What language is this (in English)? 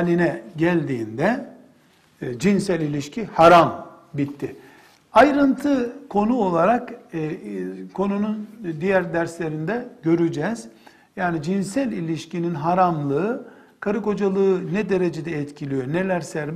Turkish